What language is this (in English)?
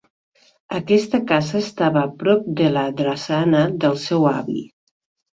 Catalan